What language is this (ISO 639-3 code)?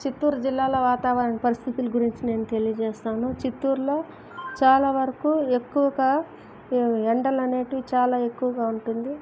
tel